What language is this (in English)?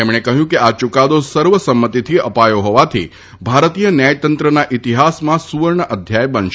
Gujarati